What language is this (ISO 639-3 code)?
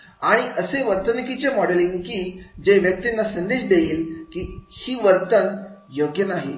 mar